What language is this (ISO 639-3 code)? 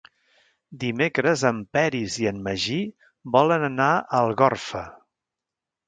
cat